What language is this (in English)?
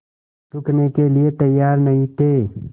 Hindi